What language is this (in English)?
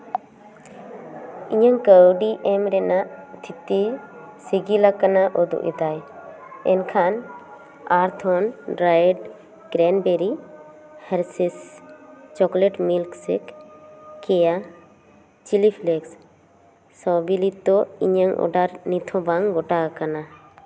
Santali